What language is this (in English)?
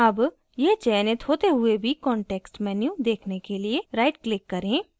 Hindi